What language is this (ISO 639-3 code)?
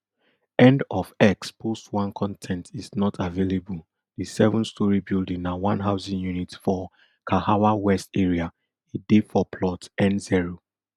pcm